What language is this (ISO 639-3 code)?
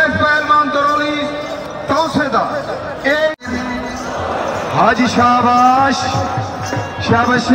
ara